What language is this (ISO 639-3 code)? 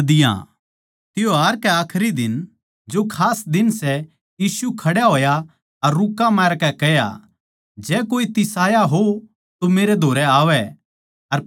bgc